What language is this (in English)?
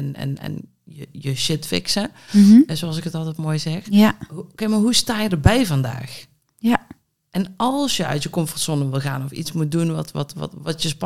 Dutch